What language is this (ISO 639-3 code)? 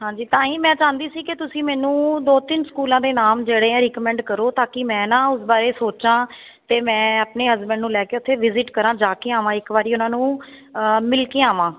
pan